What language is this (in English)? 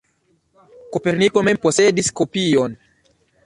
Esperanto